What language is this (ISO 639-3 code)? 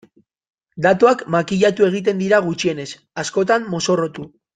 eus